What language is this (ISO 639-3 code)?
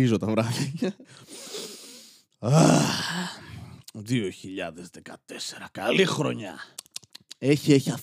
ell